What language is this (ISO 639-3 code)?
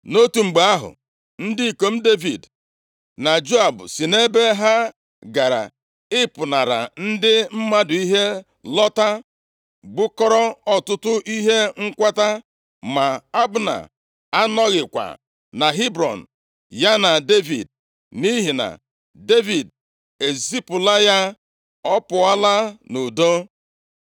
ibo